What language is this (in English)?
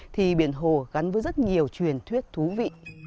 Vietnamese